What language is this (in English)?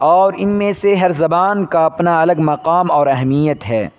Urdu